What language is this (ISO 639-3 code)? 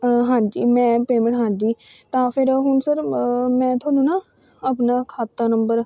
pan